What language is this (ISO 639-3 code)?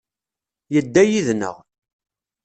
kab